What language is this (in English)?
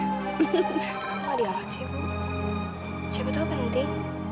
Indonesian